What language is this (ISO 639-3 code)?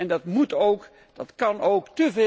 nld